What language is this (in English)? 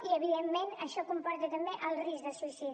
Catalan